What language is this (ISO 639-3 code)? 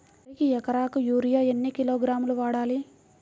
tel